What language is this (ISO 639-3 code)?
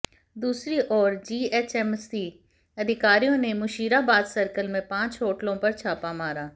hin